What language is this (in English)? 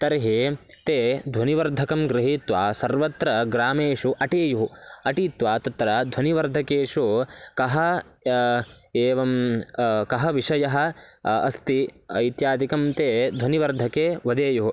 Sanskrit